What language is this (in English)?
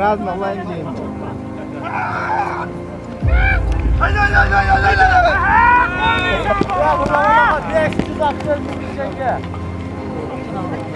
Turkish